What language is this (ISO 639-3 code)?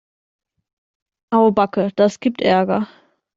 deu